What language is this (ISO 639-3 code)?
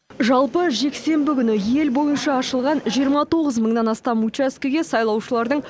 kaz